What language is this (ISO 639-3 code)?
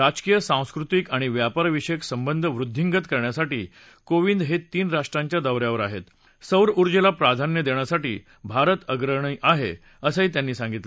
mar